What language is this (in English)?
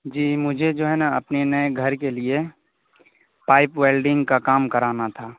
Urdu